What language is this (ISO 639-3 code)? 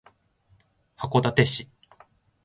jpn